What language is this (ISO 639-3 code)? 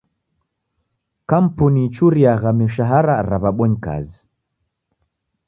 dav